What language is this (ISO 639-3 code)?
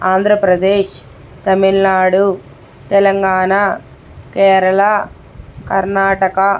tel